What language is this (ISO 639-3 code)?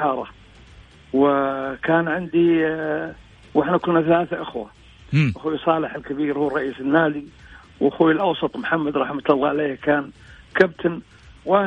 ara